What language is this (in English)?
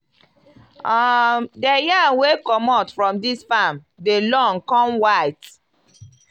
Nigerian Pidgin